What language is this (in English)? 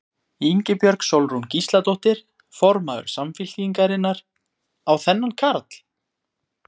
Icelandic